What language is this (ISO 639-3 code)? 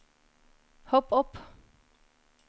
nor